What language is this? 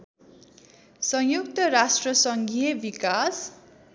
Nepali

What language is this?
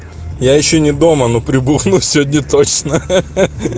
Russian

